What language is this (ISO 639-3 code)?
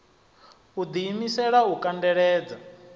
ven